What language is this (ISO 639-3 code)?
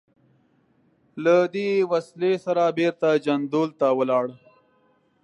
pus